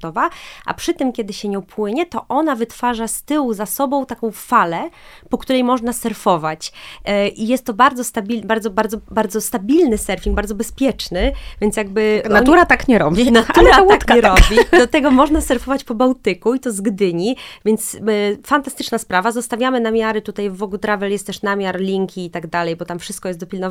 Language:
Polish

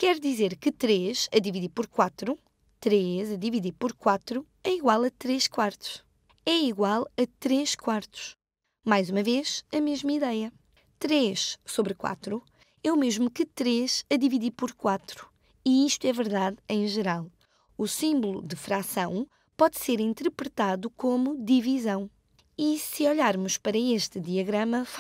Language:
Portuguese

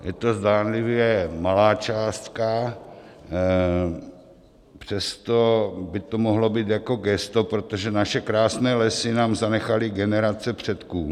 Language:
Czech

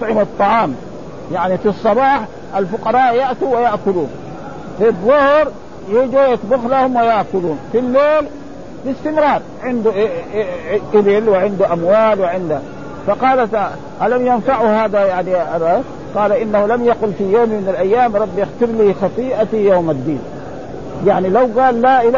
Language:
Arabic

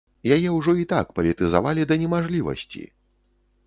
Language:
Belarusian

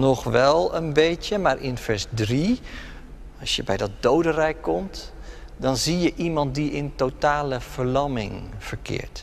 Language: Dutch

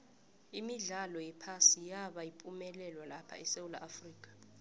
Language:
South Ndebele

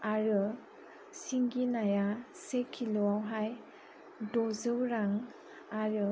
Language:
Bodo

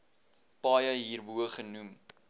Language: Afrikaans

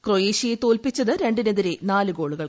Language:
Malayalam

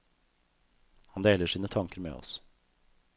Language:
Norwegian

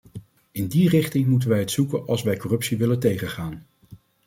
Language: Dutch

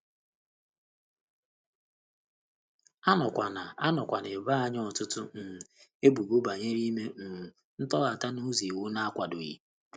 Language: Igbo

